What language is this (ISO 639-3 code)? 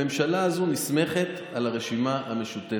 heb